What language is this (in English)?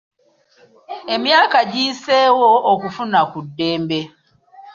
Ganda